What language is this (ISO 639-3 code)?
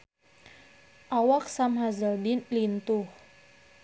sun